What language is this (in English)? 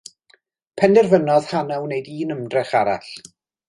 Welsh